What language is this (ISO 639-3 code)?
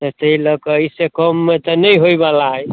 mai